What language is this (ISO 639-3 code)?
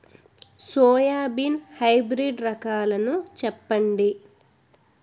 tel